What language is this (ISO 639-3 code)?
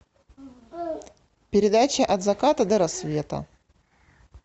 rus